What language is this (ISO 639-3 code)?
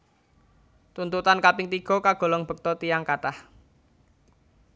jav